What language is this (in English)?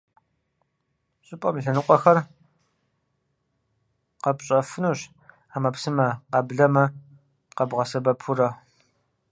Kabardian